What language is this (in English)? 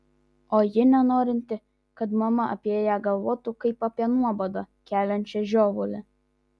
Lithuanian